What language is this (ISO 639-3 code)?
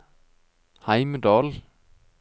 nor